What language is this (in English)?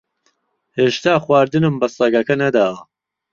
Central Kurdish